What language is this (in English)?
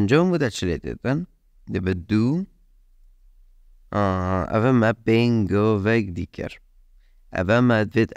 Persian